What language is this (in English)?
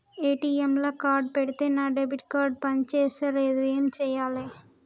Telugu